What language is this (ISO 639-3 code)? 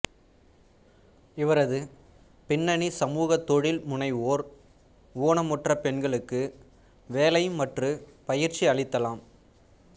tam